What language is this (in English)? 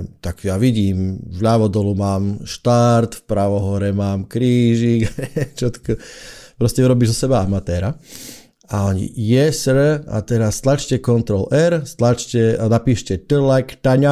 Slovak